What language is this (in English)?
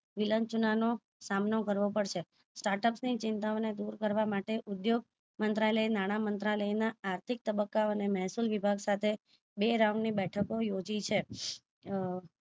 Gujarati